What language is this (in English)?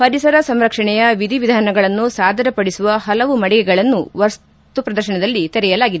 Kannada